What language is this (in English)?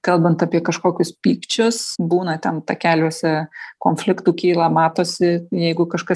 Lithuanian